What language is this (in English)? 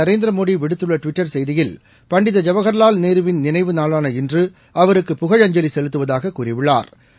Tamil